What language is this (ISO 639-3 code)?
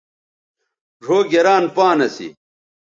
btv